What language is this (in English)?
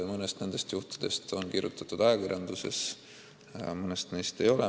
Estonian